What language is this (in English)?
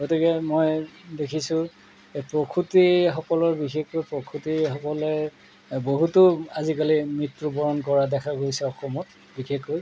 Assamese